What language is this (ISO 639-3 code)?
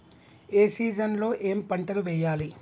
tel